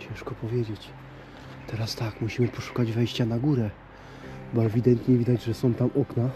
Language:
Polish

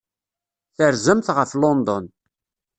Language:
Kabyle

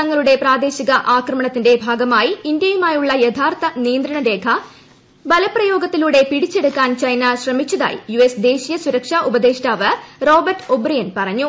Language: Malayalam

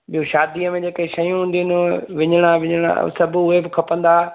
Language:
Sindhi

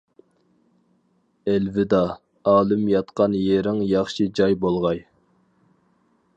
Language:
Uyghur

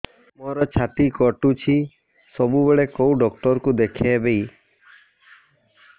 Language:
Odia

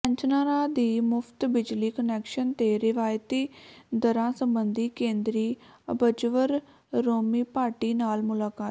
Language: Punjabi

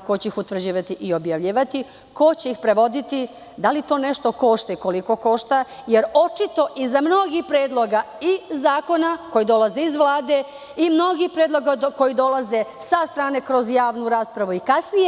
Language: Serbian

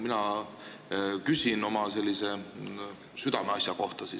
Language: Estonian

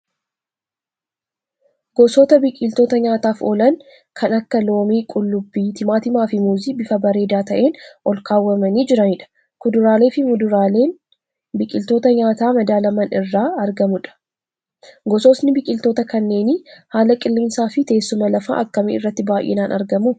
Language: Oromo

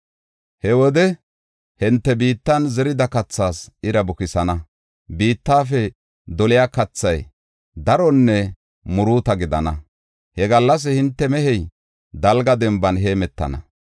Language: Gofa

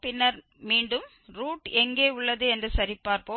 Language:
Tamil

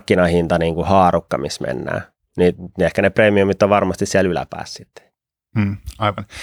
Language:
Finnish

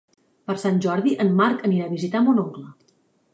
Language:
Catalan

